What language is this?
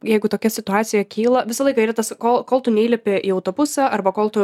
Lithuanian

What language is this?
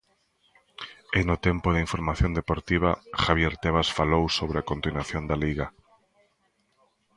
Galician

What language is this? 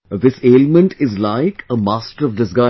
English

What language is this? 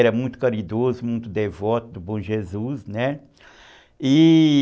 Portuguese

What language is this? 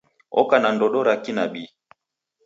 Taita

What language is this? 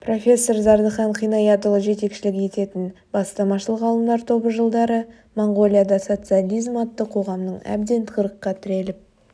Kazakh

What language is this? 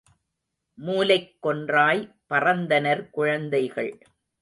Tamil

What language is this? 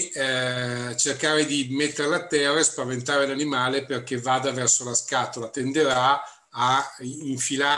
Italian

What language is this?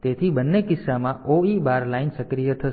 Gujarati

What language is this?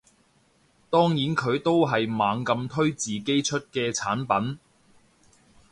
Cantonese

